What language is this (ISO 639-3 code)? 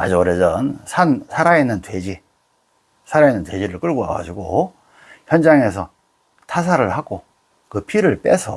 kor